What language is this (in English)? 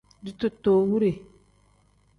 Tem